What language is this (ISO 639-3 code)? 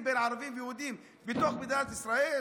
heb